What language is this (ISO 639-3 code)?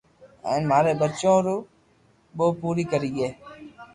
lrk